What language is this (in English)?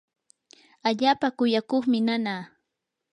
Yanahuanca Pasco Quechua